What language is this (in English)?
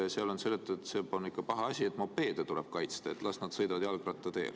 Estonian